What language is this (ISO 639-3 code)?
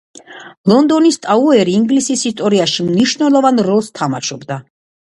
kat